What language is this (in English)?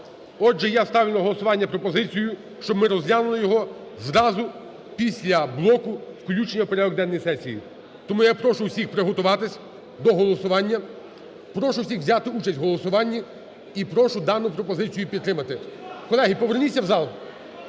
Ukrainian